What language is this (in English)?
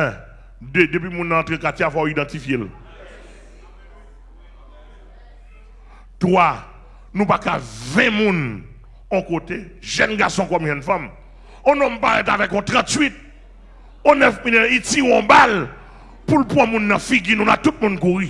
French